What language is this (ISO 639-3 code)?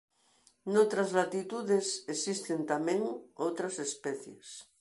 glg